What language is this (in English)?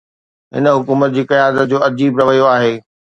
Sindhi